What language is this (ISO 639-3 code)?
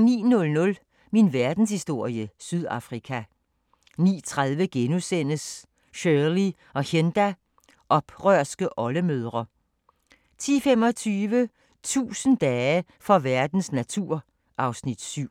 dan